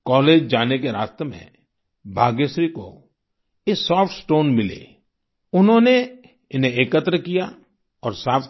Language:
Hindi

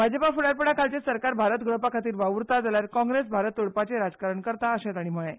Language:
Konkani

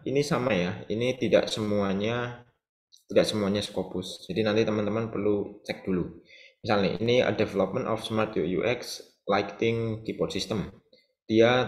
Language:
Indonesian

